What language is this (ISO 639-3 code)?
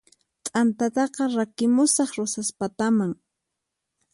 qxp